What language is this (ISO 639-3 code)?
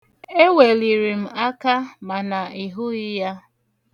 ibo